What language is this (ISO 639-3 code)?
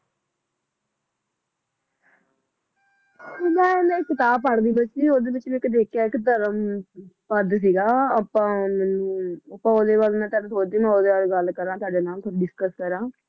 pan